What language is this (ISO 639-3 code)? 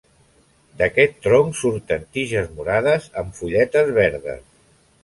cat